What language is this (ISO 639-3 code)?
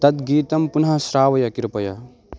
san